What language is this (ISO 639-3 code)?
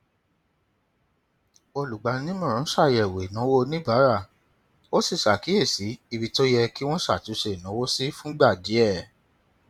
yor